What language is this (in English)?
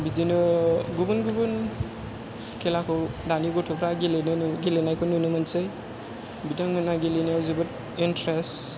Bodo